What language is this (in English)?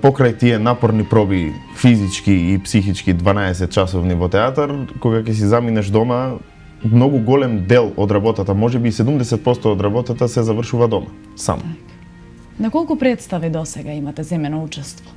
Macedonian